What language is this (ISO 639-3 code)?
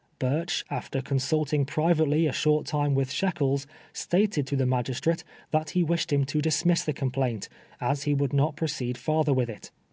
eng